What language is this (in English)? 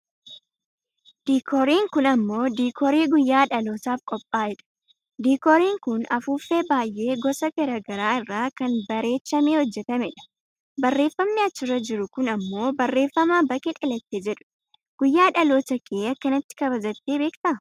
Oromo